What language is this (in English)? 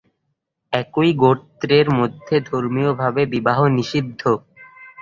Bangla